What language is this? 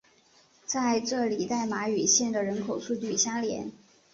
Chinese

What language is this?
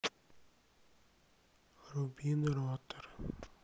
Russian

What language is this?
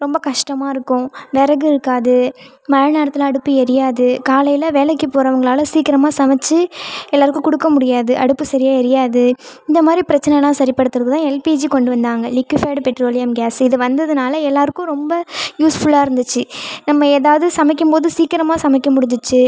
Tamil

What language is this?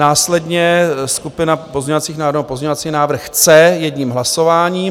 Czech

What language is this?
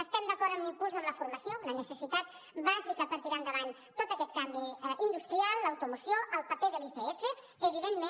Catalan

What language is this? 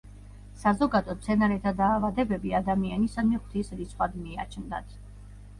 Georgian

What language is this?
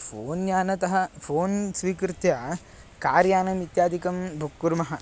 Sanskrit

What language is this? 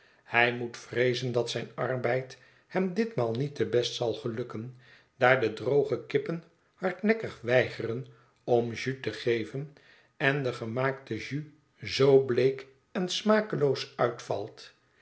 Dutch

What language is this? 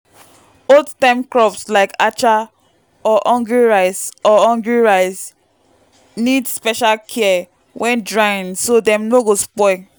Nigerian Pidgin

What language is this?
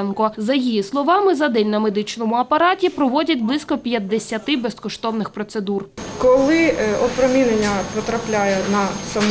Ukrainian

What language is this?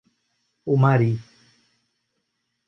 Portuguese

